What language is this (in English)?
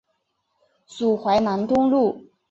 Chinese